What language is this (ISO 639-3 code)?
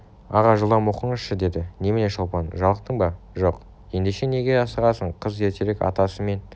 kaz